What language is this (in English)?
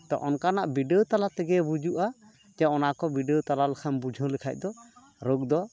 Santali